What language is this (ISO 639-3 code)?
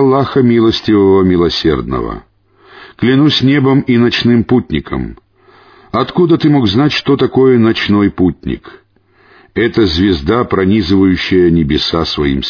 rus